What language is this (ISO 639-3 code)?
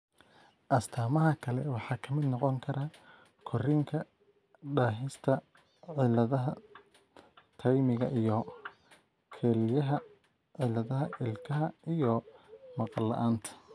som